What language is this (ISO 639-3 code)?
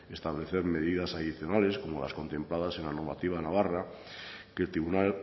spa